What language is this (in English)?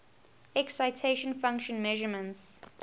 English